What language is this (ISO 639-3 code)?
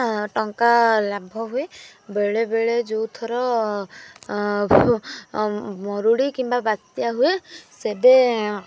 ori